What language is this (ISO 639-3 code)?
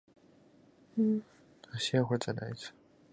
zho